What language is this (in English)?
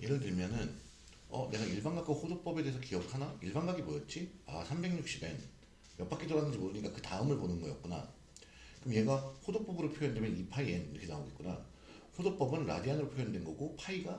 Korean